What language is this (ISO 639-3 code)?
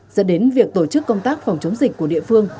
vie